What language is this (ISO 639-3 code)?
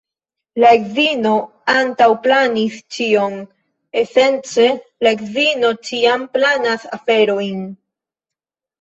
epo